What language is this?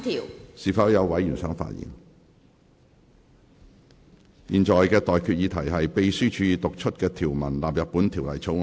Cantonese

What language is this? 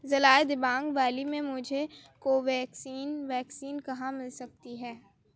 Urdu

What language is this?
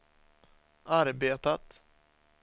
Swedish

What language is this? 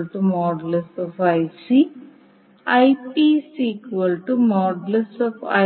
Malayalam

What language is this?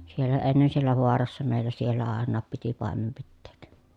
Finnish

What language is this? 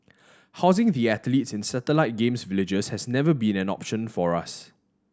English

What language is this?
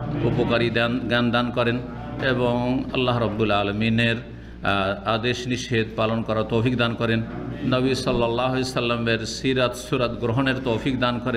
Arabic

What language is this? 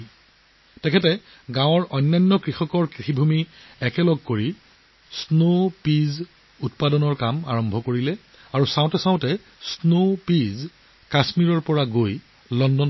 Assamese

